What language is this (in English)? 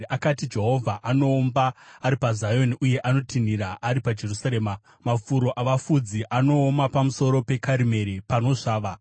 Shona